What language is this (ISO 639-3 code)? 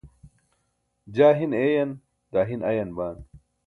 bsk